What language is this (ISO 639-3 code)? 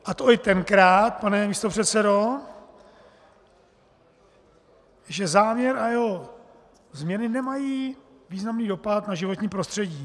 ces